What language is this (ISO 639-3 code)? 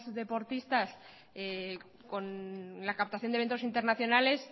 spa